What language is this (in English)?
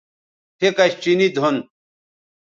Bateri